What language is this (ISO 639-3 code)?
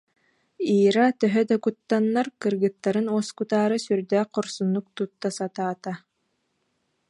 sah